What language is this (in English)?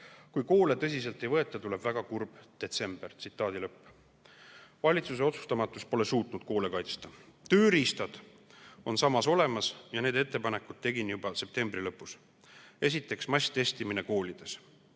Estonian